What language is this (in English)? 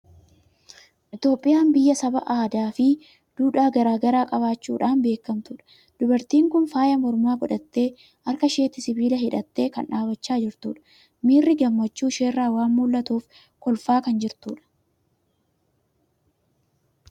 Oromo